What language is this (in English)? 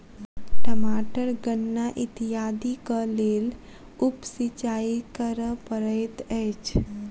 Maithili